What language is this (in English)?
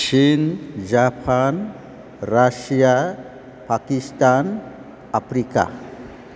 Bodo